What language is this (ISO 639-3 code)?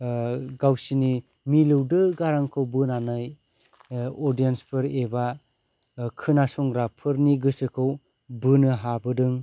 brx